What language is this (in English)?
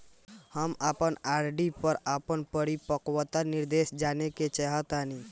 Bhojpuri